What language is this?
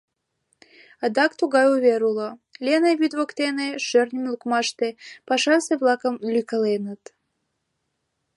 Mari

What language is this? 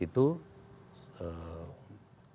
Indonesian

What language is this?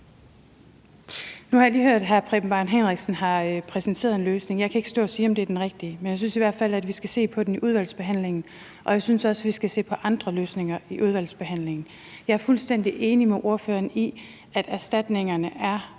Danish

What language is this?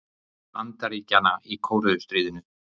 Icelandic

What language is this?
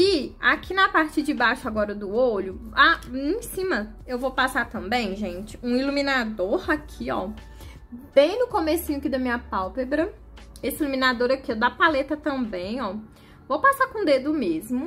Portuguese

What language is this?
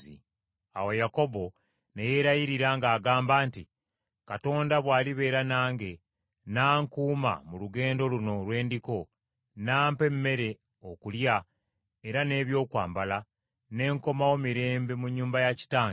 Ganda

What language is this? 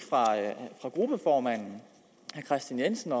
Danish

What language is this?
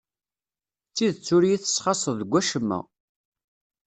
Kabyle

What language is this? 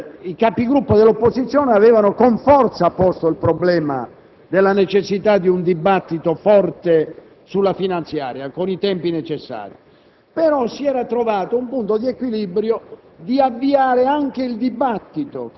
Italian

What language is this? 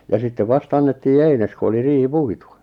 Finnish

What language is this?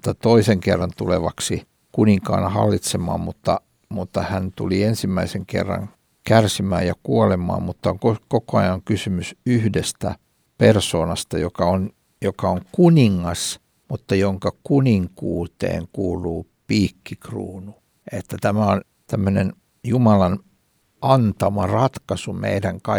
Finnish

